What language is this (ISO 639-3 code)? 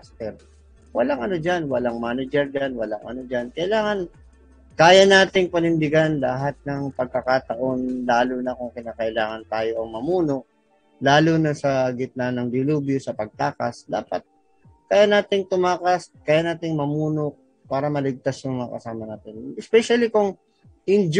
fil